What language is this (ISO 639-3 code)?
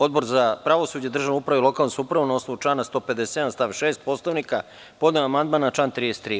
srp